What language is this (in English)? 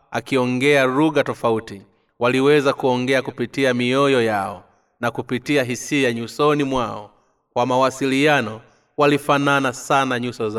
Swahili